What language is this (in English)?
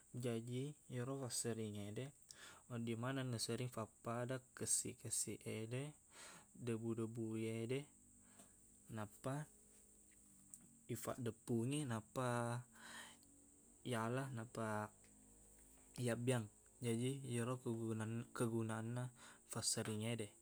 Buginese